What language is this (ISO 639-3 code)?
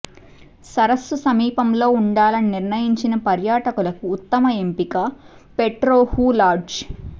tel